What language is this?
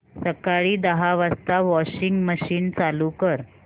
Marathi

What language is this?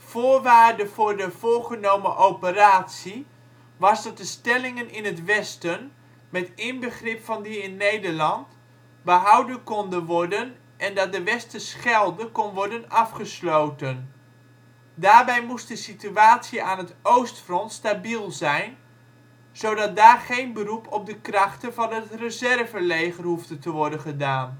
Dutch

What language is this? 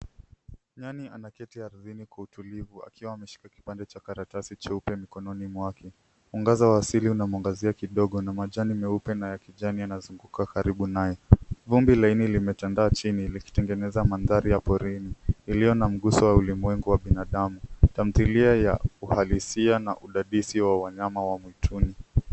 Swahili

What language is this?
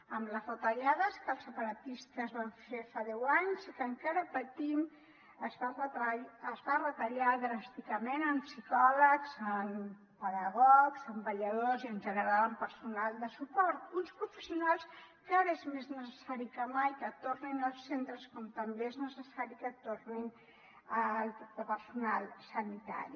Catalan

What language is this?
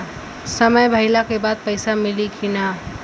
Bhojpuri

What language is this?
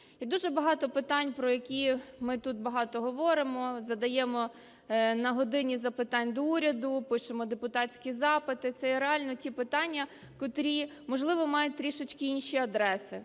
Ukrainian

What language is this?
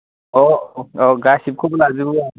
Bodo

